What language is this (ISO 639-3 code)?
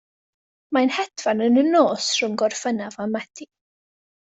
cym